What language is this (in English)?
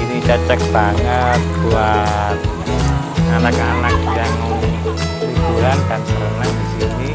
Indonesian